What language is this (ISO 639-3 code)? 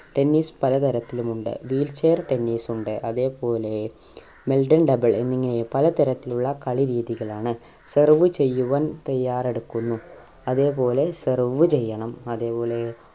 mal